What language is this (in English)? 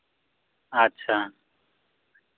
Santali